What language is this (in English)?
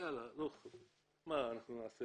Hebrew